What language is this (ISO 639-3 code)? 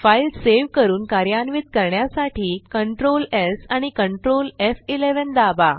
mar